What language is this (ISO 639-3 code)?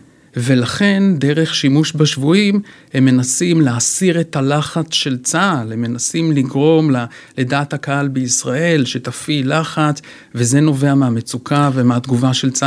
heb